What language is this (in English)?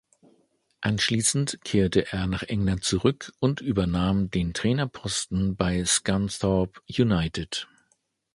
German